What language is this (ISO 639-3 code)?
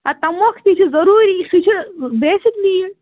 kas